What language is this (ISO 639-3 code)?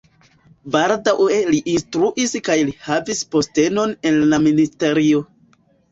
epo